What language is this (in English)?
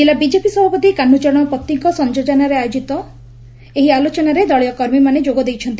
Odia